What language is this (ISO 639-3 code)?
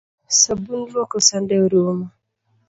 luo